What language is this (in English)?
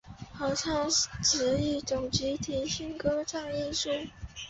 Chinese